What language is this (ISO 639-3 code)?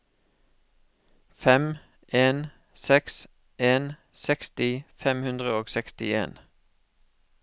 nor